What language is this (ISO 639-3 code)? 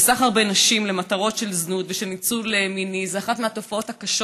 heb